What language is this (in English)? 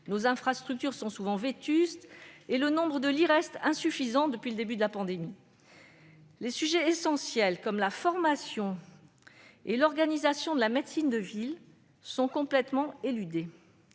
French